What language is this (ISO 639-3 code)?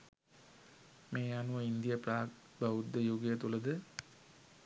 sin